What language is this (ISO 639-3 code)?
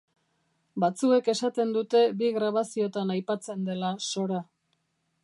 eus